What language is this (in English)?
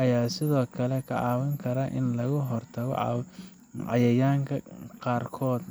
Somali